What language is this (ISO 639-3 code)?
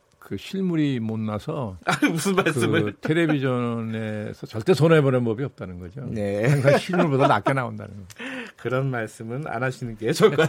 kor